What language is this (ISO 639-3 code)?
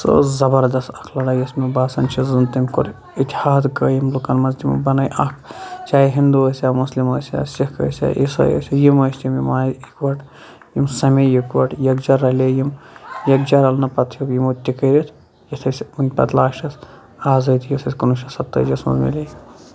kas